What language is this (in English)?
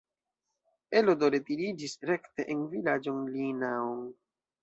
Esperanto